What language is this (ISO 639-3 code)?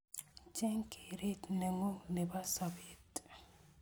kln